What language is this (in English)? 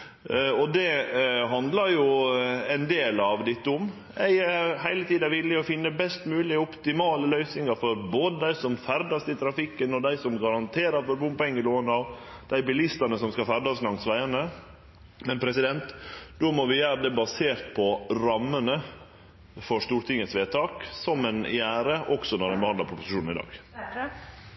Norwegian Nynorsk